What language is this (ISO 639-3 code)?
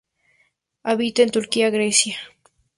spa